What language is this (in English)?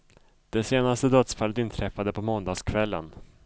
Swedish